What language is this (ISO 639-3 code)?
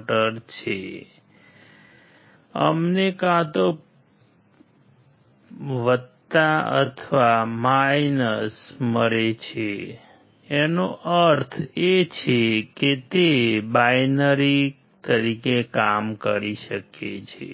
guj